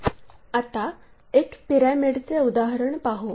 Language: Marathi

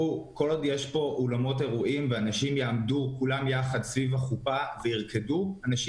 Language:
Hebrew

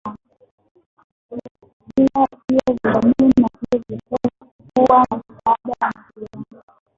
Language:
Swahili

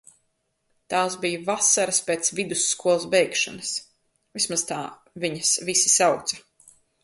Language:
Latvian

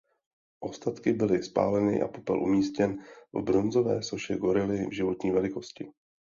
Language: Czech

